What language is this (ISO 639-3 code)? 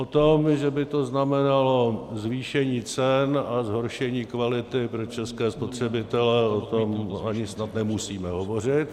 ces